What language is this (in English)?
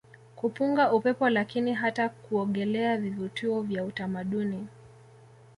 Swahili